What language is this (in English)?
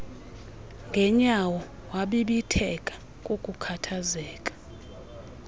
Xhosa